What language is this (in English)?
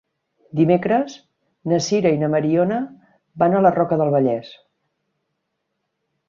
Catalan